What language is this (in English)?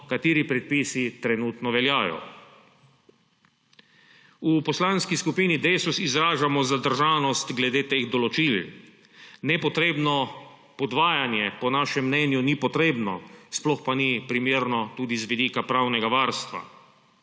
Slovenian